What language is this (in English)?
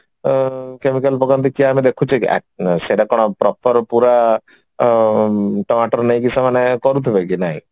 Odia